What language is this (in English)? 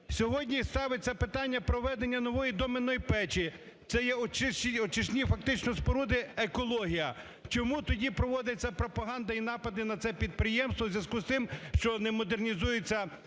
Ukrainian